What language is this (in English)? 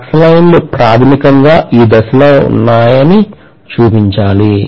Telugu